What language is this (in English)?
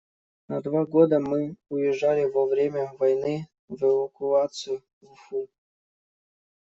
Russian